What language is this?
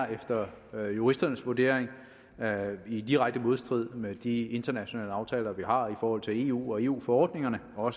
Danish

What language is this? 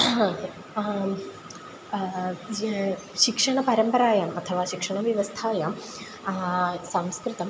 Sanskrit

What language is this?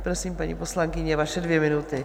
Czech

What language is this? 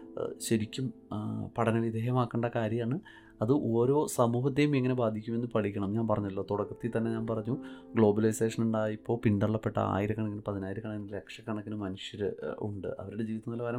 Malayalam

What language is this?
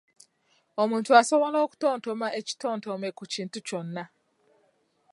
Ganda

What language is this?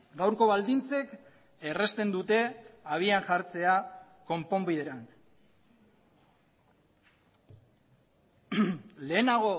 Basque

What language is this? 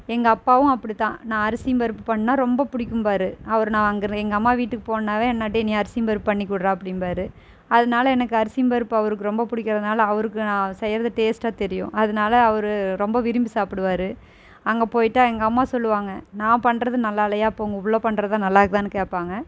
Tamil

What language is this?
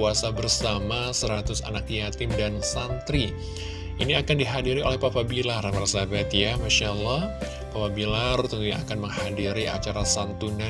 Indonesian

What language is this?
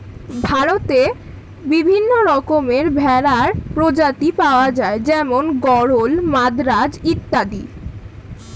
Bangla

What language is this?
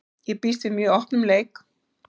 Icelandic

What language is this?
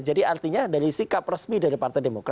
Indonesian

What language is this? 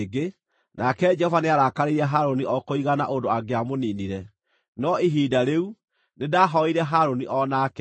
Kikuyu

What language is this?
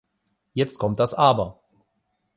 German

